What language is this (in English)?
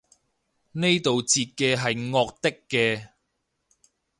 Cantonese